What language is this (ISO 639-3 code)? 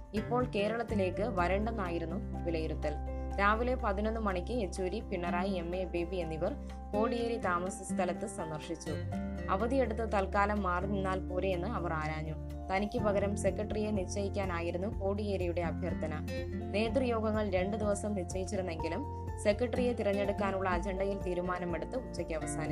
mal